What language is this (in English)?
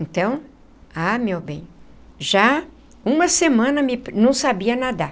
Portuguese